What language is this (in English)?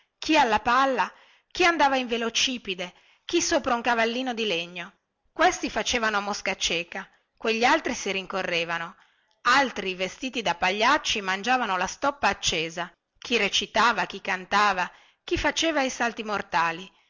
Italian